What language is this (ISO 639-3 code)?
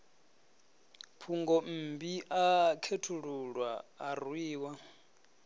ven